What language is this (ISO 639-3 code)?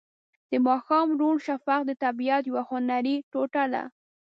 pus